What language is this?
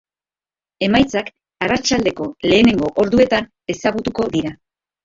Basque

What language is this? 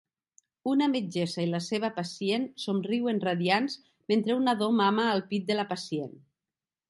Catalan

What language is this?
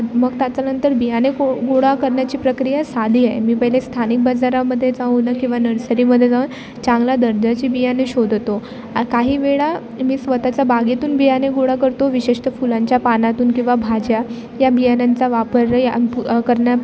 Marathi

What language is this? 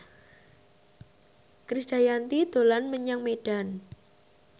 Javanese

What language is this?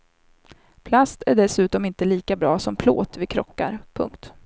Swedish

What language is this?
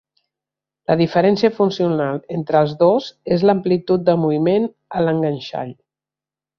Catalan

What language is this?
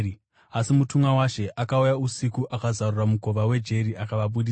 Shona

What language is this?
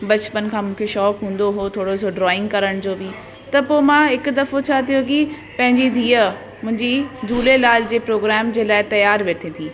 Sindhi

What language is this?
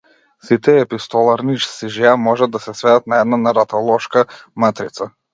Macedonian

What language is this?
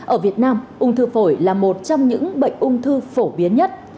Vietnamese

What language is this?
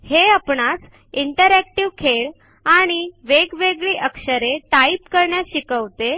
Marathi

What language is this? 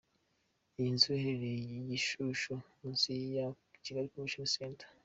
Kinyarwanda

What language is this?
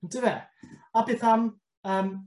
Welsh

